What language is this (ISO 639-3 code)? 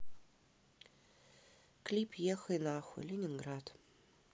rus